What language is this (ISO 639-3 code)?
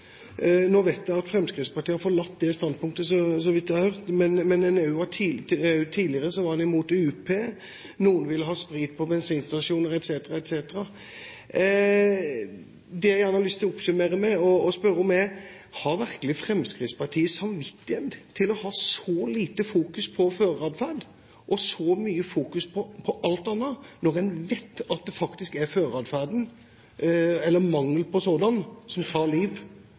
nob